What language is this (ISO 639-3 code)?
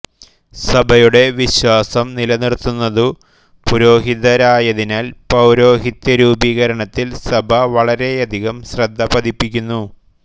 mal